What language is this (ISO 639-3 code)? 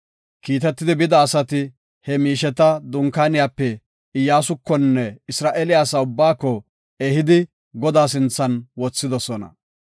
gof